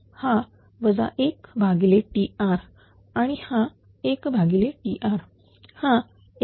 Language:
Marathi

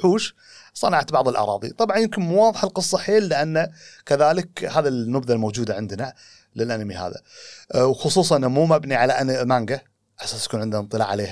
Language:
Arabic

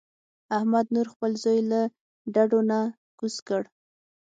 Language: Pashto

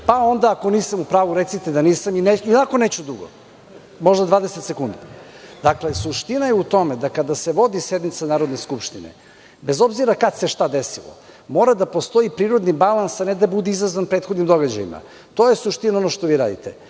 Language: Serbian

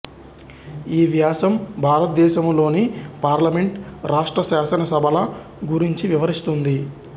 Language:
Telugu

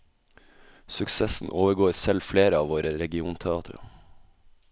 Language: Norwegian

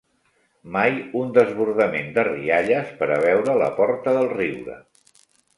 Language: Catalan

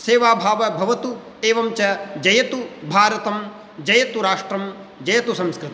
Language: Sanskrit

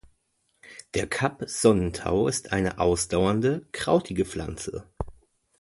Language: German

